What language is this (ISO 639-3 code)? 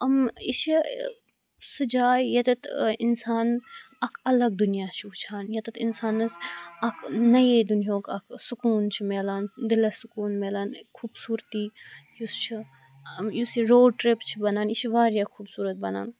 kas